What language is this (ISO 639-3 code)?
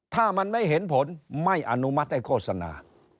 tha